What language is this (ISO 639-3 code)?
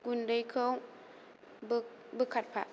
brx